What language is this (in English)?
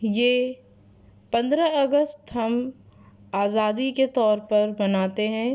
Urdu